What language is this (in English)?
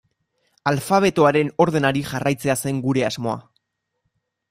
Basque